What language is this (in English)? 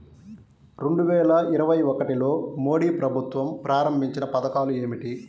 Telugu